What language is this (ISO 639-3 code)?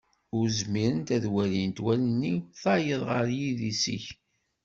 kab